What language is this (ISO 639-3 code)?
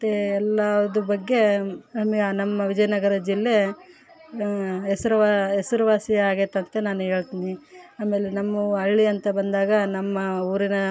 kan